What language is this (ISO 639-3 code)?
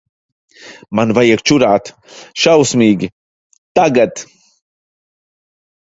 lav